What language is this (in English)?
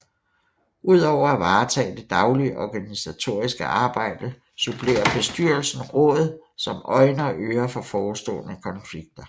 Danish